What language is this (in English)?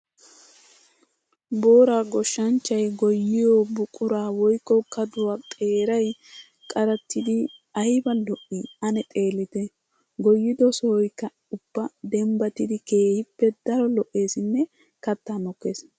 Wolaytta